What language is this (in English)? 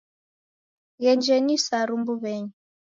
Taita